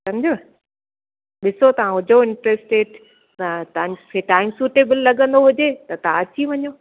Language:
Sindhi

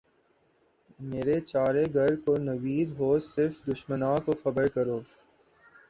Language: Urdu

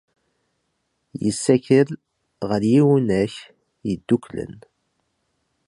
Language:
Kabyle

